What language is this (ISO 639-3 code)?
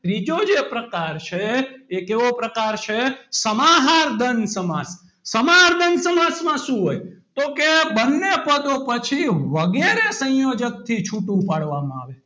guj